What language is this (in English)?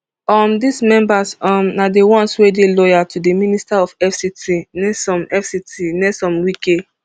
Nigerian Pidgin